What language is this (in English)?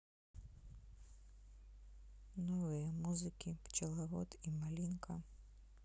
Russian